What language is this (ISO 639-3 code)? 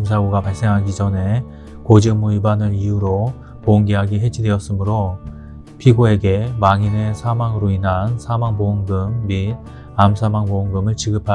kor